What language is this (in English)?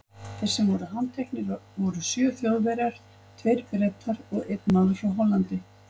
Icelandic